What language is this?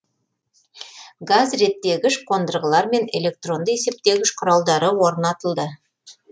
Kazakh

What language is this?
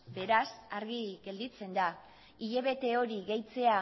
Basque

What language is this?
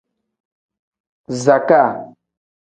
Tem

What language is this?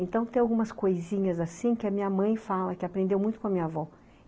Portuguese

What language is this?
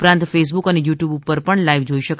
Gujarati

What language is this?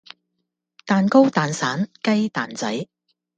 Cantonese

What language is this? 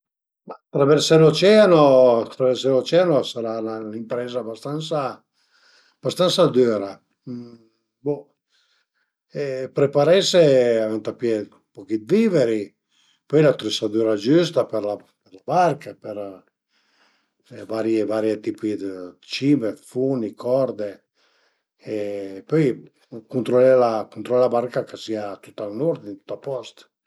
Piedmontese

